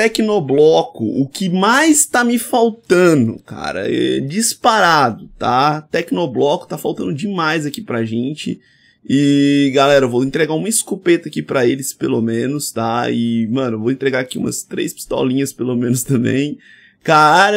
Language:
Portuguese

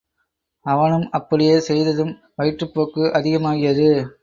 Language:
Tamil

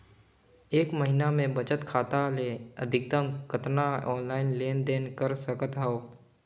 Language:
Chhattisgarhi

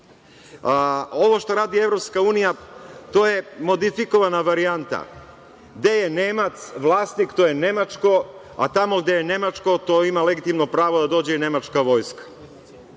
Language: Serbian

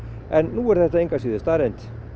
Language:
Icelandic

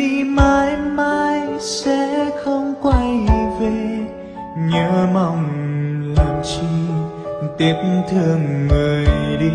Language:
Vietnamese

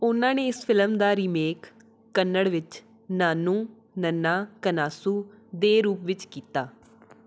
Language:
Punjabi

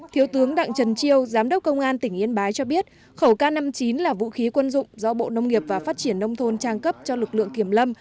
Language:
Vietnamese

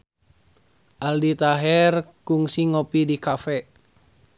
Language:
Sundanese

